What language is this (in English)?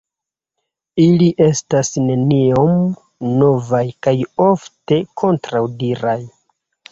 Esperanto